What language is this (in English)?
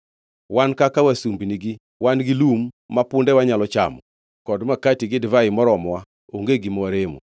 Luo (Kenya and Tanzania)